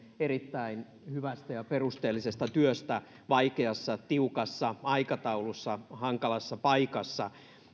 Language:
Finnish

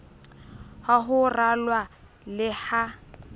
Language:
Southern Sotho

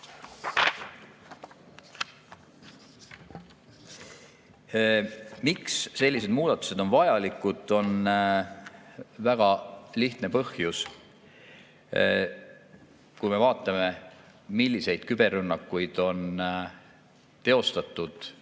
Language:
Estonian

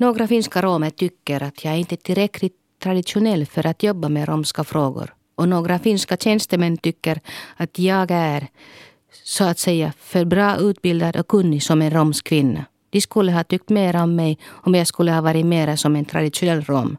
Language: Swedish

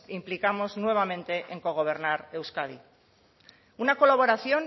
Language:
Spanish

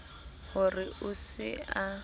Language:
Southern Sotho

